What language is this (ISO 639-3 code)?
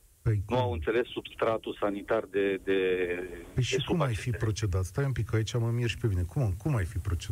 ron